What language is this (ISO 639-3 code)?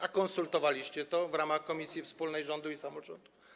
pol